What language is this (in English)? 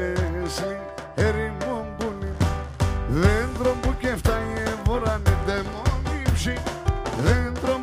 Greek